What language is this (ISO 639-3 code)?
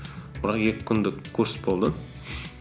kaz